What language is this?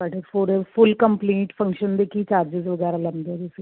Punjabi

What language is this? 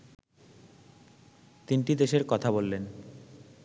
Bangla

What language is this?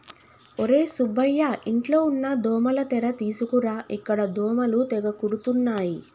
Telugu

